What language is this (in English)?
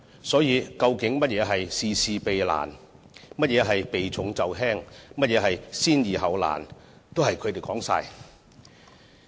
Cantonese